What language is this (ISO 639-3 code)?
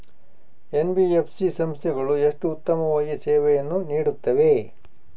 kan